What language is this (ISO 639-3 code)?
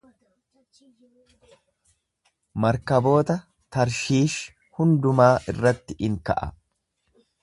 orm